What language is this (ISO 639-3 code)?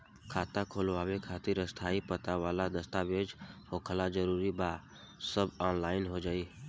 bho